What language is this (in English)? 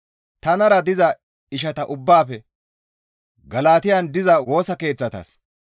Gamo